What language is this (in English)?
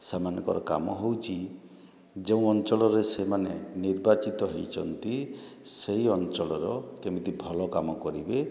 Odia